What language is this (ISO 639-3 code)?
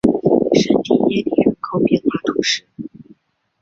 zho